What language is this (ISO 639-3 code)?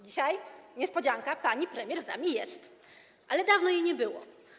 pol